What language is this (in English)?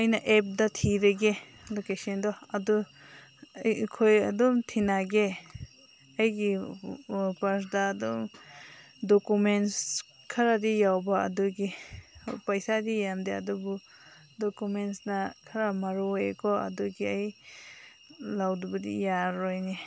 Manipuri